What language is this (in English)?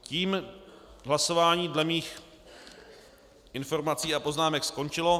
Czech